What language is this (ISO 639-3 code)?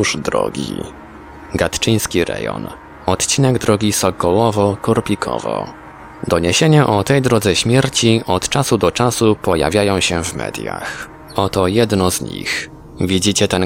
pol